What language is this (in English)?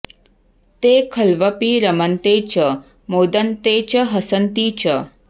Sanskrit